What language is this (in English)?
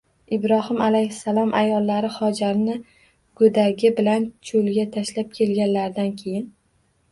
Uzbek